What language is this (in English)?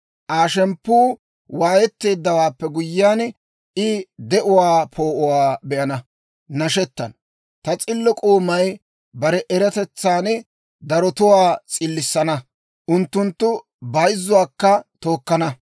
Dawro